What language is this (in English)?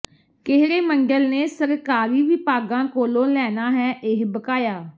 Punjabi